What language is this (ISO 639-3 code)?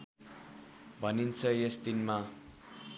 nep